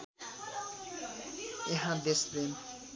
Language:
Nepali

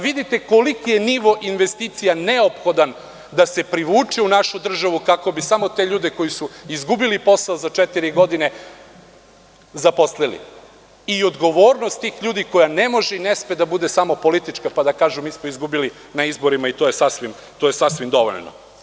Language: Serbian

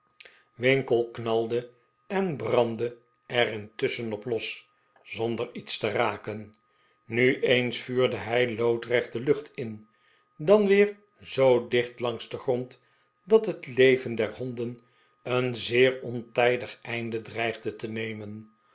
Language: Dutch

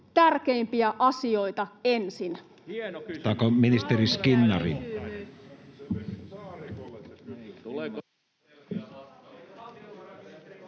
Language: Finnish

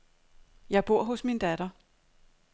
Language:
Danish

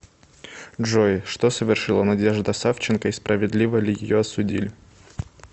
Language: Russian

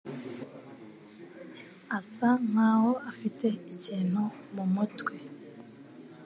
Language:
Kinyarwanda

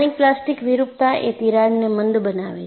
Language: Gujarati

